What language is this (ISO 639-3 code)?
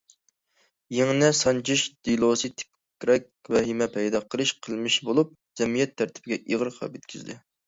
uig